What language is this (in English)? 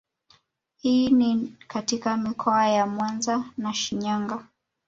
Swahili